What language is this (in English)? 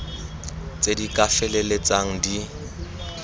Tswana